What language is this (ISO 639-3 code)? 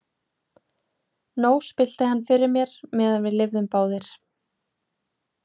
isl